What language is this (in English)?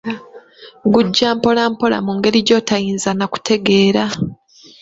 Ganda